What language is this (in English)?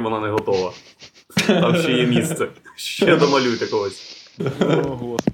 Ukrainian